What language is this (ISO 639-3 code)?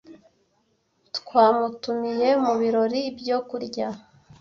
kin